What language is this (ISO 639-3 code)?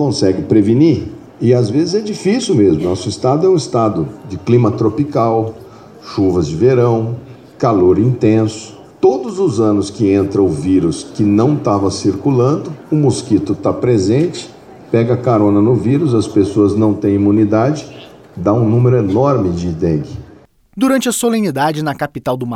por